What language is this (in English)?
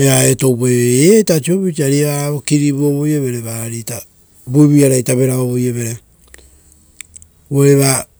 Rotokas